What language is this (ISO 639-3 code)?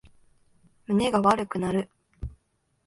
jpn